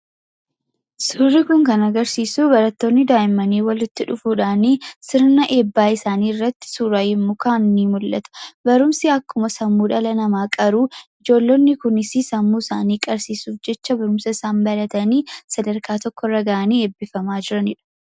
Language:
Oromo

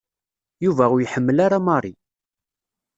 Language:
Kabyle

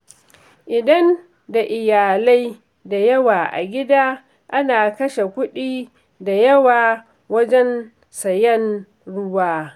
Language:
Hausa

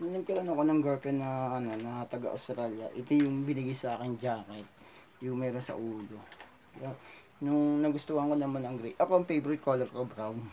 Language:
Filipino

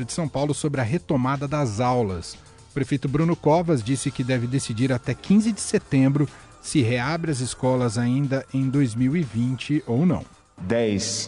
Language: Portuguese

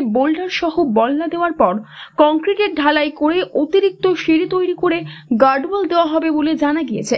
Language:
Bangla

